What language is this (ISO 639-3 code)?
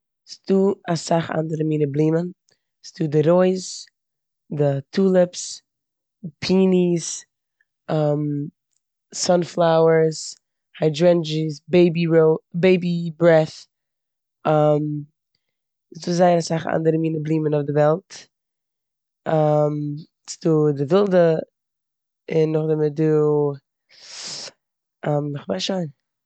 yid